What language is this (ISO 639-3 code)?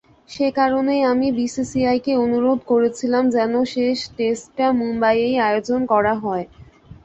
ben